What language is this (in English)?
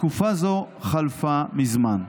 Hebrew